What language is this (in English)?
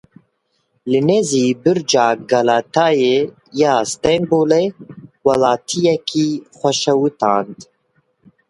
Kurdish